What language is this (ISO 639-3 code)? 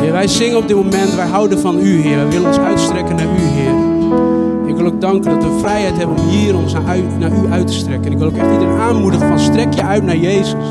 nld